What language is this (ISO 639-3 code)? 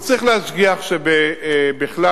heb